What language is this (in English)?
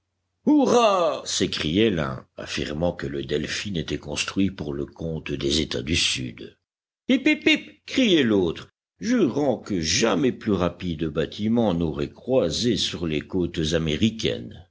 French